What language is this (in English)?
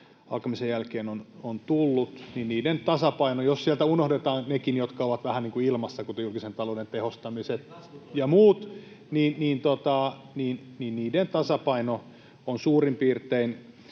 Finnish